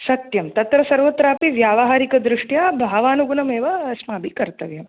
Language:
Sanskrit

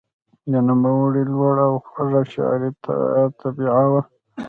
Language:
Pashto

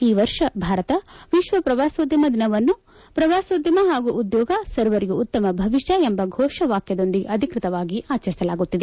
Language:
Kannada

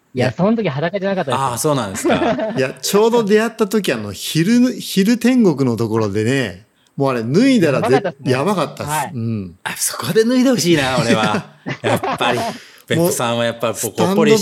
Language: Japanese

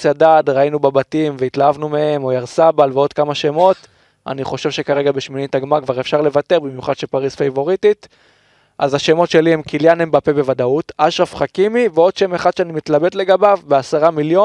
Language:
Hebrew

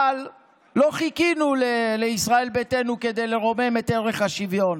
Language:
Hebrew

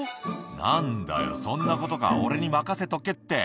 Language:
Japanese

